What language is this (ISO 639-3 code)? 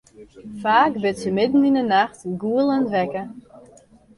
fry